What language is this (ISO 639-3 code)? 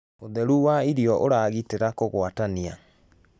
kik